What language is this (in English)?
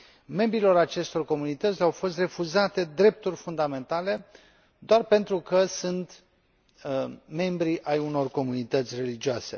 Romanian